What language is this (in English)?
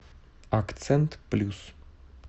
Russian